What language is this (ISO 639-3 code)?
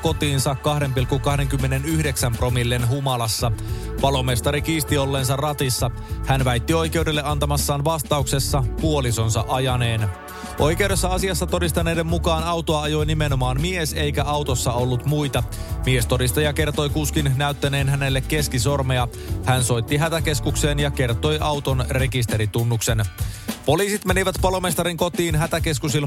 fin